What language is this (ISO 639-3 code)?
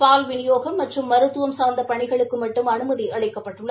tam